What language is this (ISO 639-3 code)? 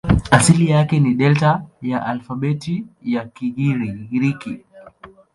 swa